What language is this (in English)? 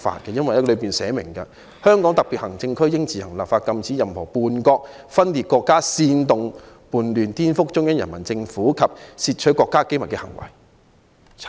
Cantonese